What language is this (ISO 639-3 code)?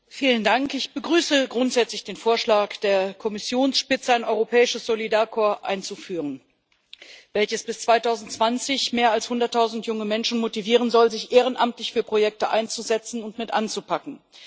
deu